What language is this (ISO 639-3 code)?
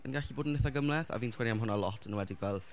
cym